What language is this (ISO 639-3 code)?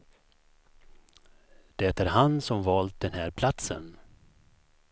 swe